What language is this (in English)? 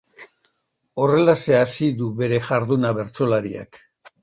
Basque